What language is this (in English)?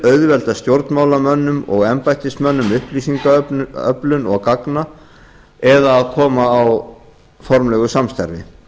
Icelandic